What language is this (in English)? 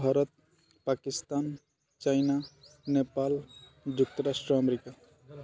Odia